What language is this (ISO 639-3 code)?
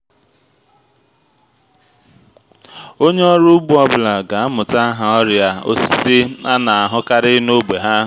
ibo